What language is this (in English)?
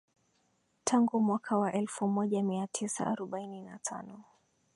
Swahili